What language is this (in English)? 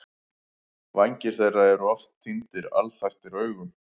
Icelandic